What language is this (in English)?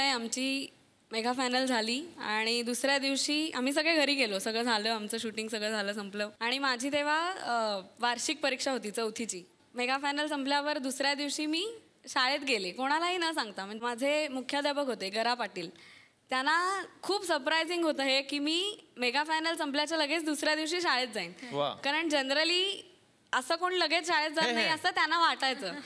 Marathi